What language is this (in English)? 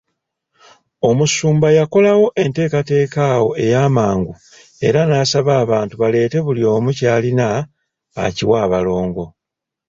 Ganda